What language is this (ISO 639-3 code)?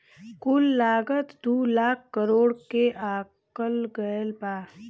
bho